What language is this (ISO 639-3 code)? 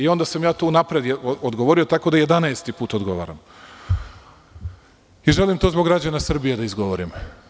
srp